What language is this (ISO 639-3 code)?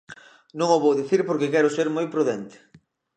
glg